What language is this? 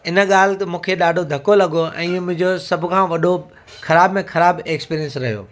Sindhi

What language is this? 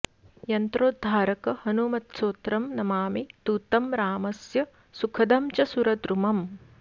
Sanskrit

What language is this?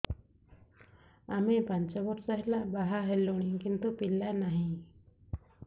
Odia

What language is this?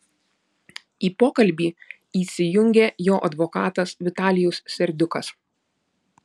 Lithuanian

